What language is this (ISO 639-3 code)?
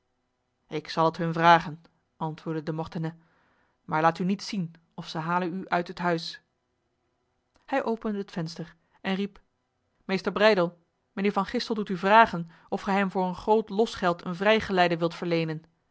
nld